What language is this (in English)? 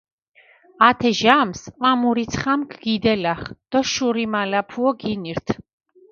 Mingrelian